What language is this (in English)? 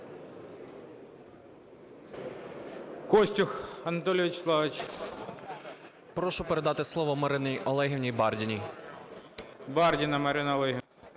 Ukrainian